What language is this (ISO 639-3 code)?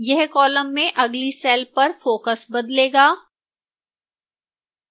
hin